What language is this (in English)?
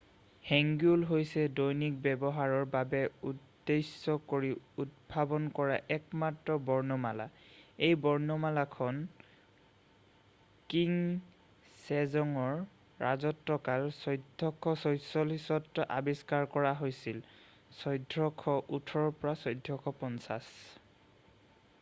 Assamese